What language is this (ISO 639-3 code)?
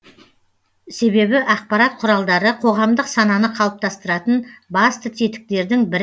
kaz